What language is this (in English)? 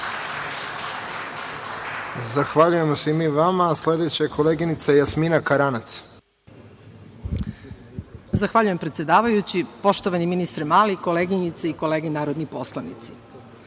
Serbian